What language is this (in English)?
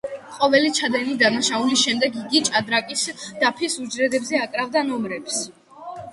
Georgian